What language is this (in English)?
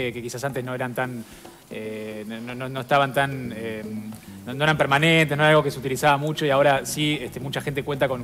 Spanish